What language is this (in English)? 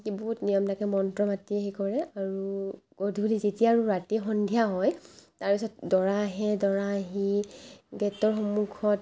Assamese